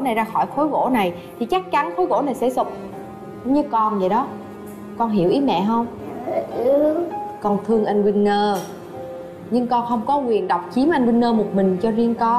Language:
Vietnamese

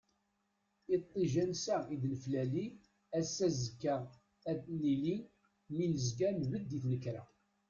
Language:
Kabyle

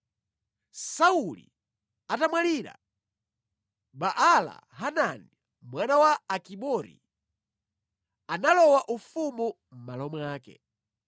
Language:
Nyanja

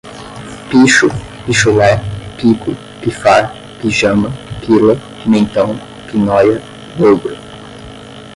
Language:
Portuguese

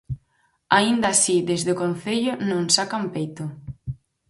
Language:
Galician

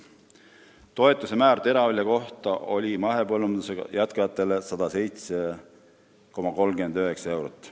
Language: Estonian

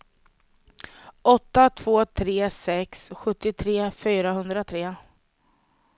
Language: Swedish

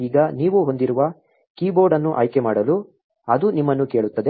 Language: Kannada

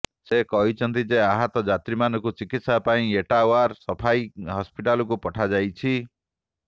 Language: Odia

